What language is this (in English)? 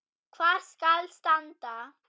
Icelandic